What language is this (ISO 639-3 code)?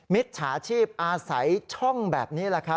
tha